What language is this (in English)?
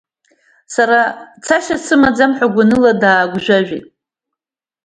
Abkhazian